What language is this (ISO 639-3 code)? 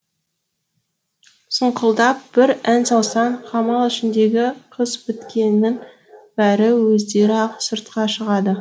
kaz